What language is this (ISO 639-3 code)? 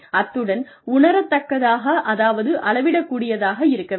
tam